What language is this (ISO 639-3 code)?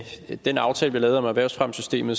dan